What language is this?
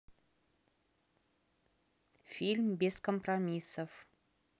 Russian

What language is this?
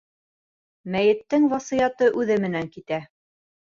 Bashkir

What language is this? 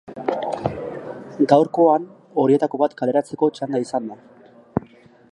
Basque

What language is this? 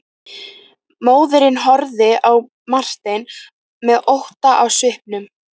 Icelandic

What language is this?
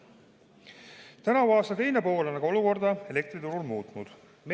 Estonian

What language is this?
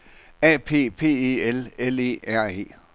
Danish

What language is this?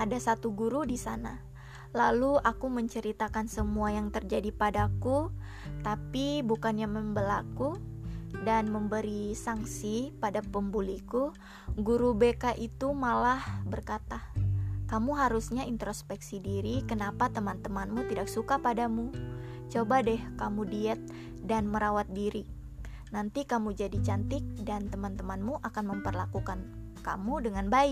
Indonesian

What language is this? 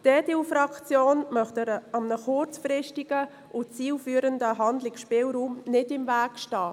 Swiss German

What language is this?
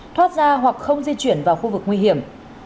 Vietnamese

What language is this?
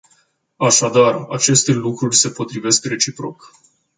Romanian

